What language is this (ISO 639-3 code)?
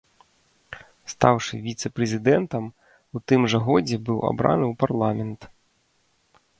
bel